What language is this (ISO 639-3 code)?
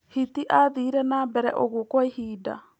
kik